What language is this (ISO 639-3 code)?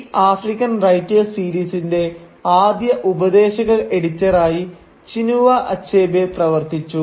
mal